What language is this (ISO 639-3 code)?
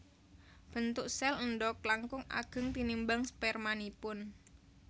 jav